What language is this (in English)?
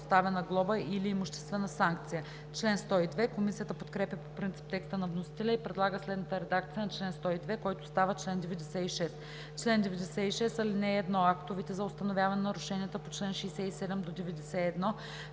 Bulgarian